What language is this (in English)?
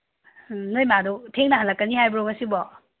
Manipuri